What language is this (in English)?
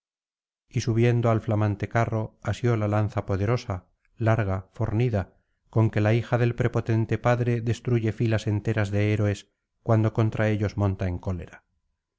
Spanish